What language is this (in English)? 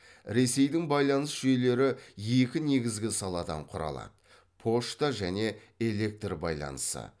Kazakh